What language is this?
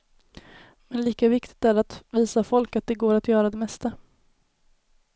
Swedish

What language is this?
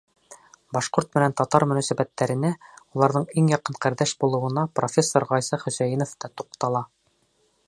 Bashkir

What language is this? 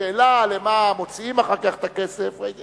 Hebrew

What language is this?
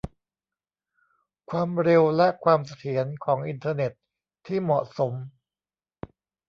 Thai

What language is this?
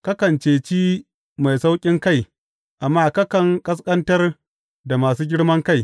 Hausa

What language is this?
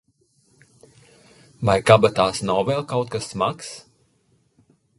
Latvian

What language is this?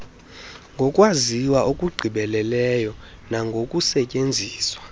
Xhosa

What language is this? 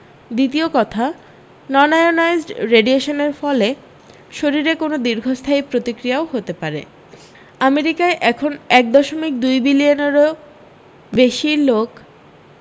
Bangla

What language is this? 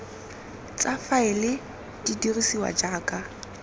Tswana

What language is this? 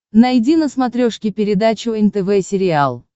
Russian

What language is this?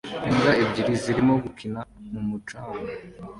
Kinyarwanda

